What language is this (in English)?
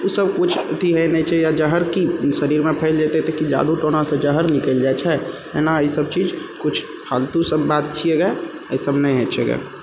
Maithili